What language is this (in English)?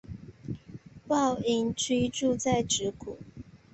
Chinese